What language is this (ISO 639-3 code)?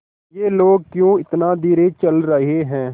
hin